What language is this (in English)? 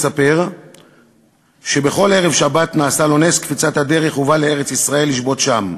Hebrew